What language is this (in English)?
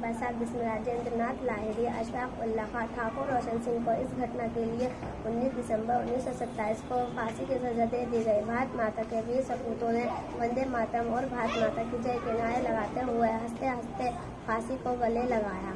Hindi